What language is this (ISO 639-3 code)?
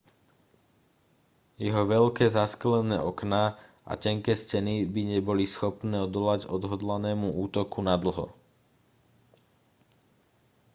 slk